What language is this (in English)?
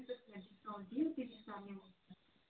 Kashmiri